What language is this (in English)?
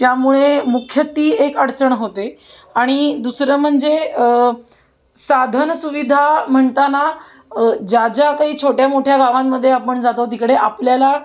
Marathi